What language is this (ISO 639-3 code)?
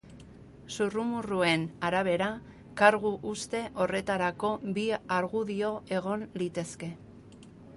eus